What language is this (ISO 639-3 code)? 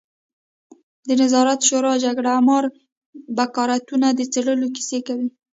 pus